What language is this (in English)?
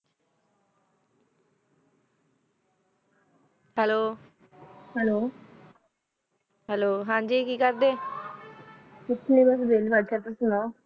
Punjabi